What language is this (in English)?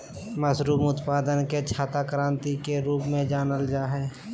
Magahi